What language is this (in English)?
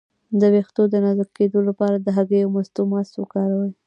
Pashto